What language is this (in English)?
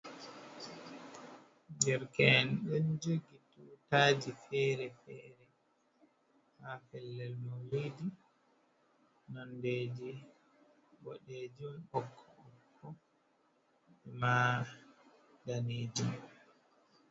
Fula